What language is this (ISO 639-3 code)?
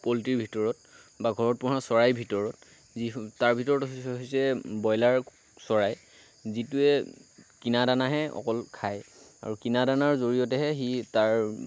asm